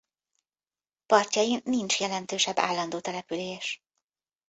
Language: Hungarian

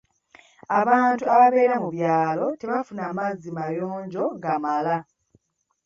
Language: Ganda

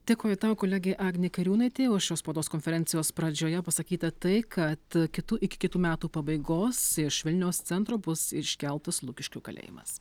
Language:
Lithuanian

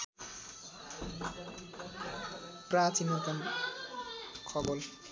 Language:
Nepali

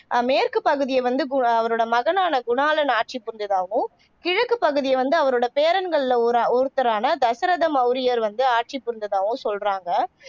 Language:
Tamil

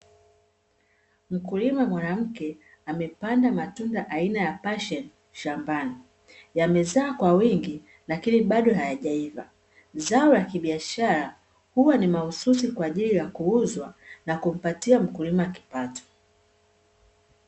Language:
Swahili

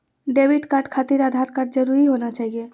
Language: Magahi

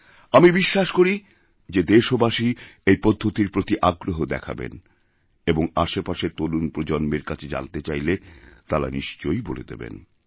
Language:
Bangla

